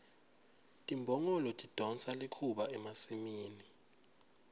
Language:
Swati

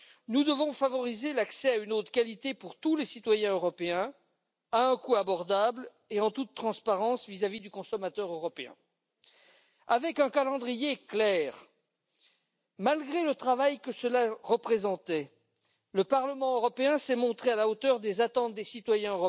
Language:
French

